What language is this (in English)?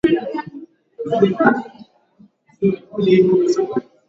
Swahili